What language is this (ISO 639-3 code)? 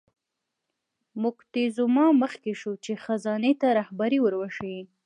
pus